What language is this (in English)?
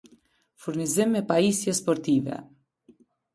Albanian